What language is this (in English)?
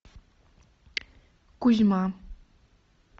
Russian